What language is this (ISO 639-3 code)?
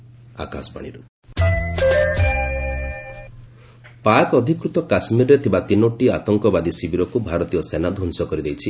ori